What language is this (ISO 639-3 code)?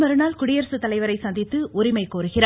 tam